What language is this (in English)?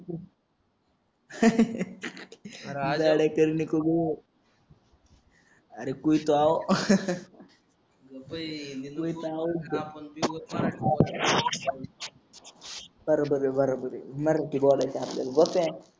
Marathi